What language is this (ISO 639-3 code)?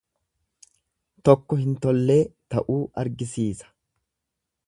orm